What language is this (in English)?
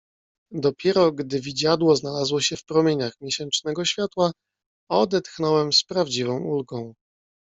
Polish